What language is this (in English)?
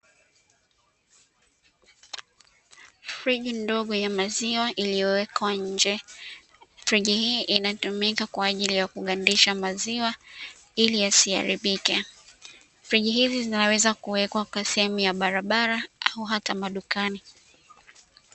Swahili